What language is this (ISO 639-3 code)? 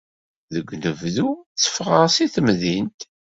kab